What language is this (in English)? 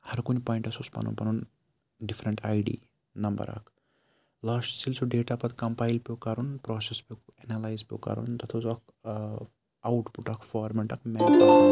Kashmiri